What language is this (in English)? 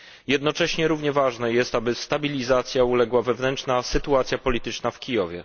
Polish